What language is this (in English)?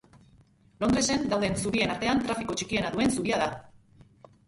Basque